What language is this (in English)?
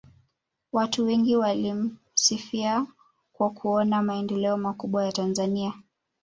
Swahili